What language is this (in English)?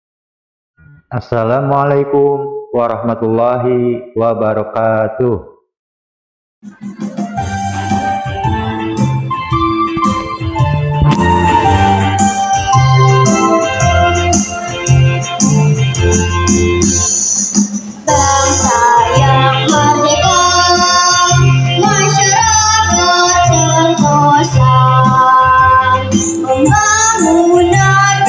Indonesian